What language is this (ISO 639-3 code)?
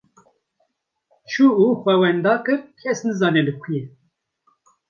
kur